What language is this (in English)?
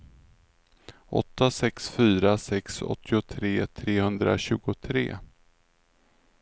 Swedish